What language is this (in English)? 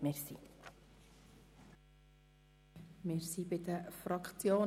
Swiss German